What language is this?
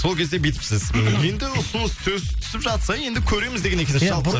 Kazakh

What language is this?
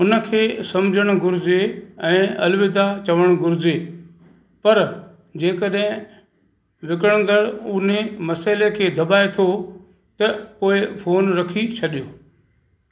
Sindhi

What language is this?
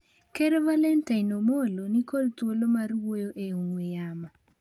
Luo (Kenya and Tanzania)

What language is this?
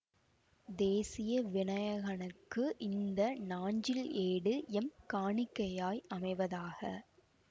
Tamil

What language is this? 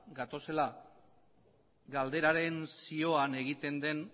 Basque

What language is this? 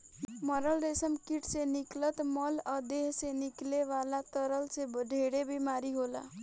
Bhojpuri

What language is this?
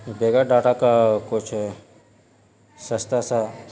Urdu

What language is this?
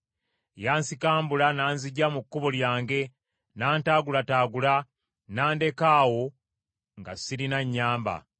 Ganda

